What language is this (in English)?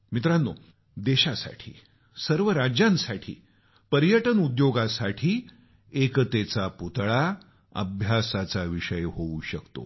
Marathi